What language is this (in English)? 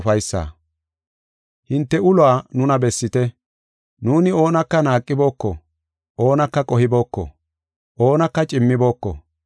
Gofa